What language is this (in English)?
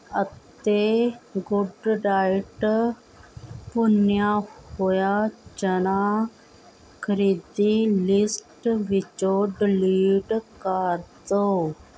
Punjabi